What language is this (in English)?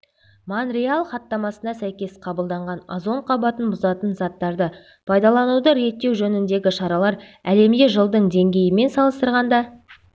Kazakh